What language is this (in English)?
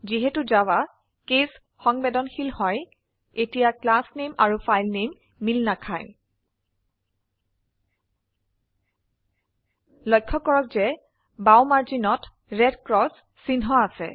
Assamese